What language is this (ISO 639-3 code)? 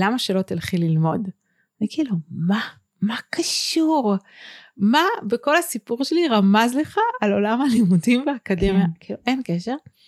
heb